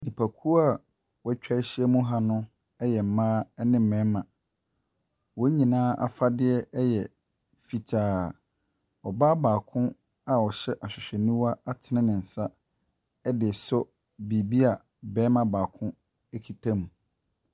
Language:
Akan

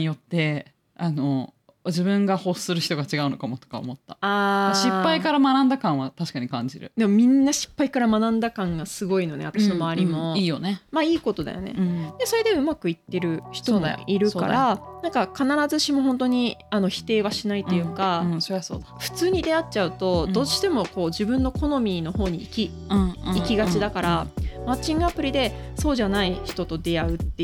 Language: Japanese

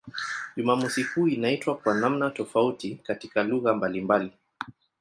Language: Swahili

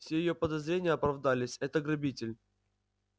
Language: Russian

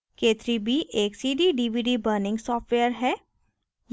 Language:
Hindi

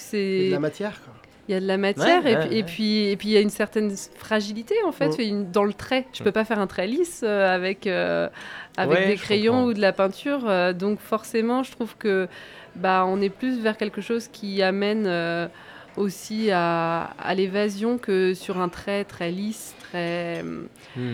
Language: French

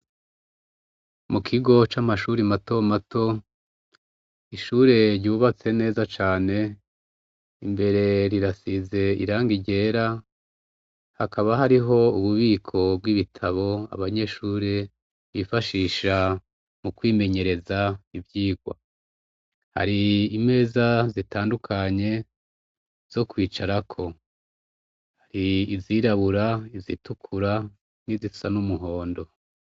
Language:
Rundi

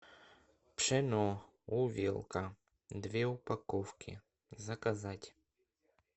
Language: Russian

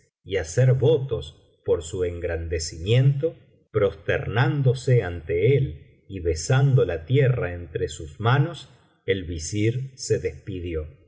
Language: Spanish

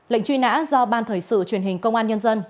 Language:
Vietnamese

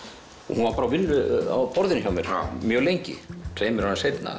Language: Icelandic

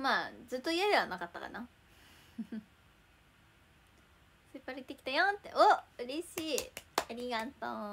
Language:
Japanese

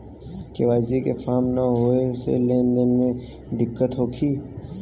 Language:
Bhojpuri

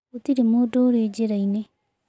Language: Kikuyu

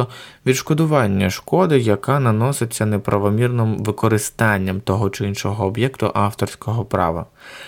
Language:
Ukrainian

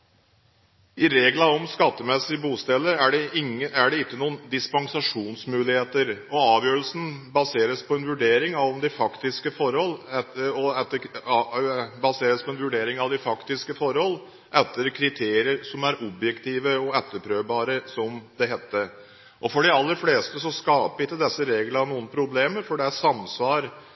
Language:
Norwegian Bokmål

